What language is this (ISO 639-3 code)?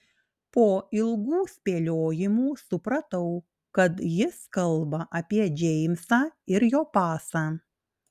lit